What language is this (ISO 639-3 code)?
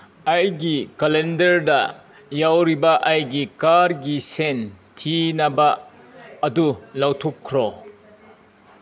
mni